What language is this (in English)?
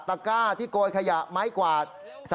Thai